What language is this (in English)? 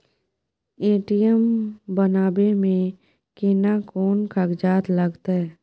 Maithili